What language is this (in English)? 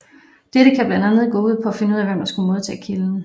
Danish